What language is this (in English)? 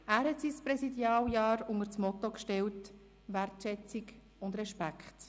Swiss German